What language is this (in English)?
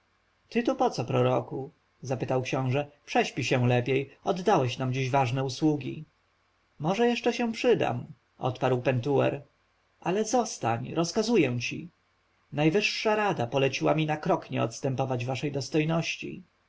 Polish